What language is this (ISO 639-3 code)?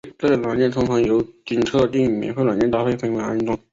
zho